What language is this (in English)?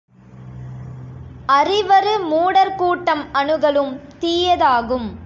Tamil